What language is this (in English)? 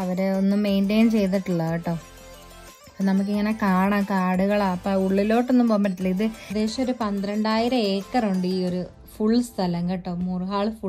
Arabic